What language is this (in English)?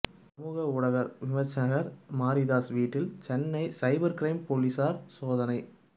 Tamil